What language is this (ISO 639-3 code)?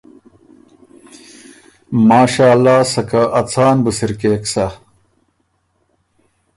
oru